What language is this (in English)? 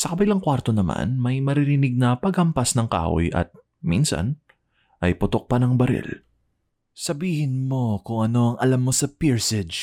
Filipino